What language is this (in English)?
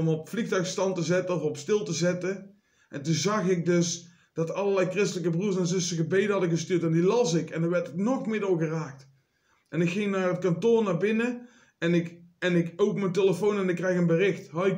Dutch